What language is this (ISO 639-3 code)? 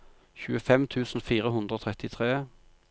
nor